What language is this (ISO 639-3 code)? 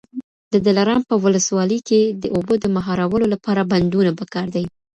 pus